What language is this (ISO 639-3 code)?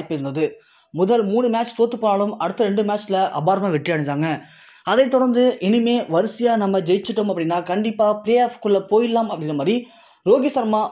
tam